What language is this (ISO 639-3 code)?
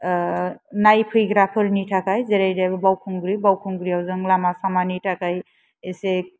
brx